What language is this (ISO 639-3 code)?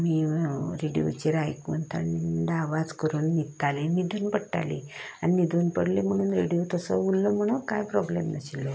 kok